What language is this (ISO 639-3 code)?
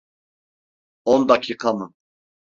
tur